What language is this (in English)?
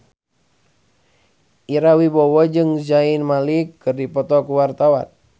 Sundanese